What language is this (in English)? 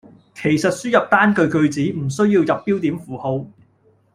Cantonese